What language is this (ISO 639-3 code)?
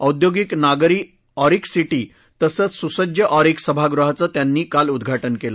mar